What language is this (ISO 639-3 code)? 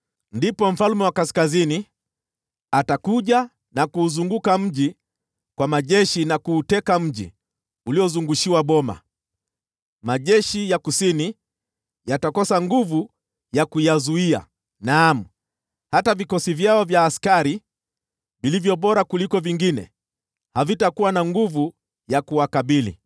swa